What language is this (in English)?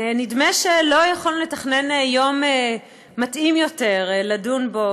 Hebrew